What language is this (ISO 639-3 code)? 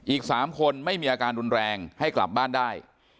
tha